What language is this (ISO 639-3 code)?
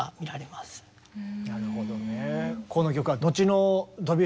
jpn